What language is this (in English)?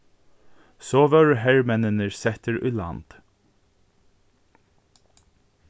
Faroese